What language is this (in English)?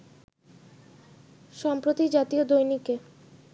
Bangla